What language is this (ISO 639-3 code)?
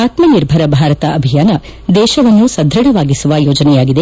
kan